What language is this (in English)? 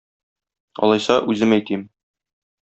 Tatar